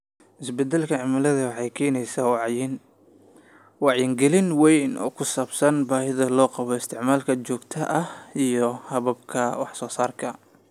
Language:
Somali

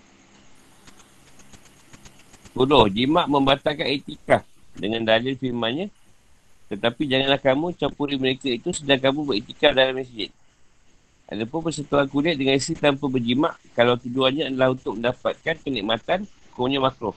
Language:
Malay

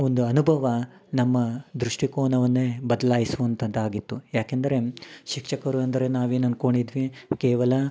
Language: Kannada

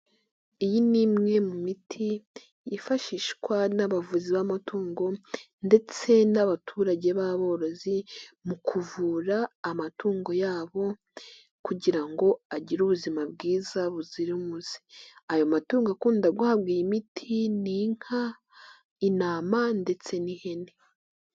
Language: Kinyarwanda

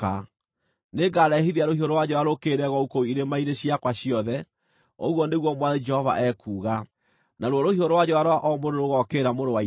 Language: Kikuyu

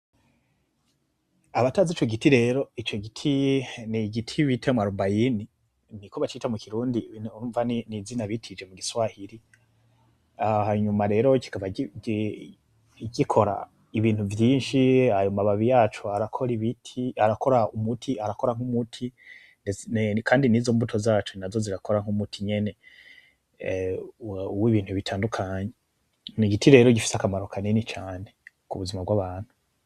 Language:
Rundi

